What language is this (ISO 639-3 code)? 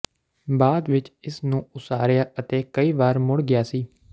pan